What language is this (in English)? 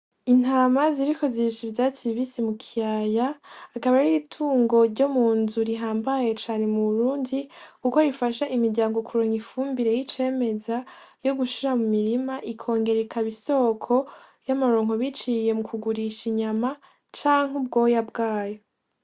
Rundi